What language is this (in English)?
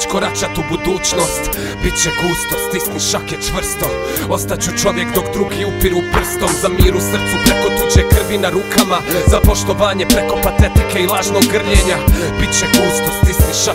Polish